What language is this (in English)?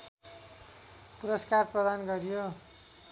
Nepali